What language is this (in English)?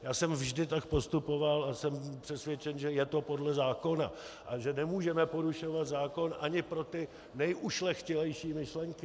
Czech